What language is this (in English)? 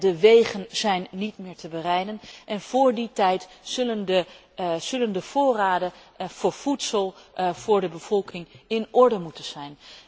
Dutch